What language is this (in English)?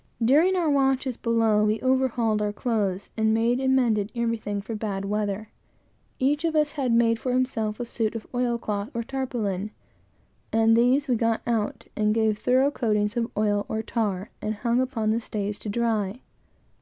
English